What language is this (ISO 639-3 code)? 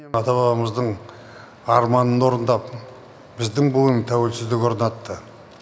kaz